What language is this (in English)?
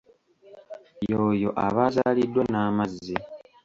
Ganda